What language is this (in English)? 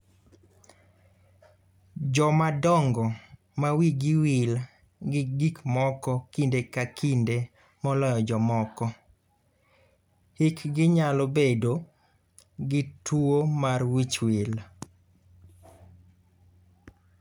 Luo (Kenya and Tanzania)